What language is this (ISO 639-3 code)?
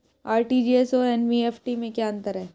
hin